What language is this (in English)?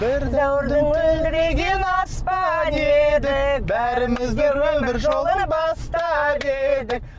Kazakh